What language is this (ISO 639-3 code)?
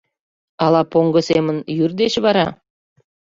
chm